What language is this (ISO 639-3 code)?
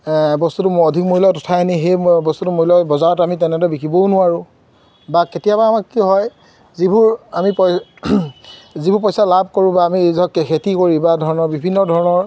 asm